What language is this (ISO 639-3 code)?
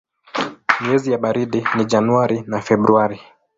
swa